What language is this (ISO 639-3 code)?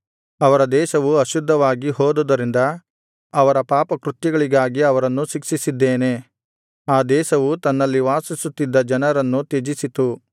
kan